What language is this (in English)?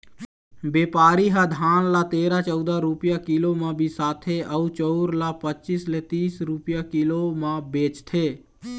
Chhattisgarhi